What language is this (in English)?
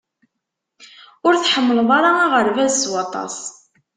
Kabyle